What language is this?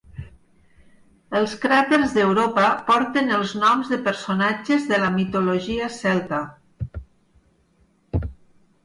Catalan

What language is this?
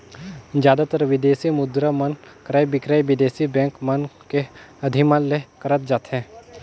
Chhattisgarhi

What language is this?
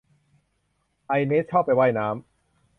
Thai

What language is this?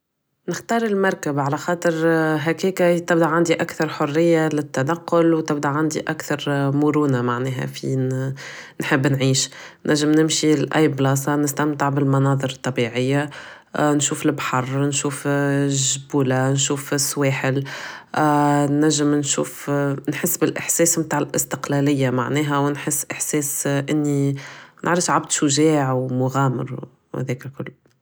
Tunisian Arabic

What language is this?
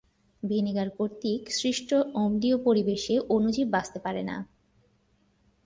Bangla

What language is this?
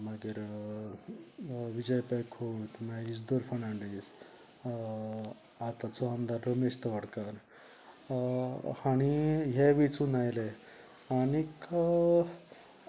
Konkani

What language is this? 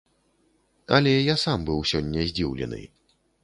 Belarusian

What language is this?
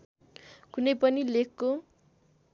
Nepali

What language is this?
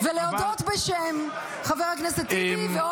Hebrew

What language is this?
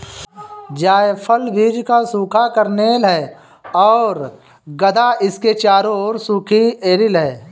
Hindi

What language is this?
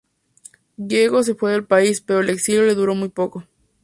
Spanish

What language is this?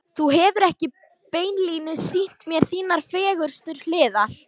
Icelandic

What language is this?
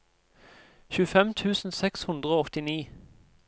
Norwegian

